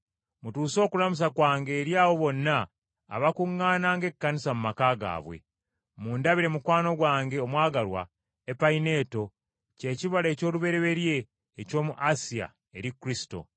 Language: Ganda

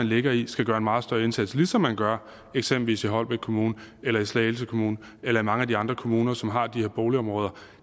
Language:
Danish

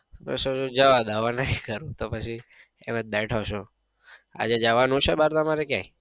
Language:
Gujarati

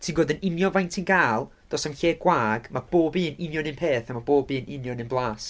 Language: Welsh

